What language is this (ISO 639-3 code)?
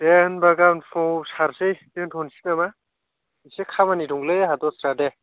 brx